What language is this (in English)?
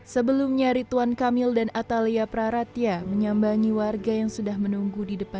Indonesian